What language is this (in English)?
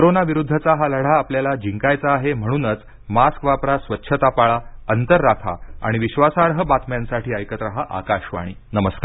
Marathi